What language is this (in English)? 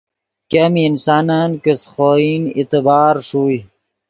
Yidgha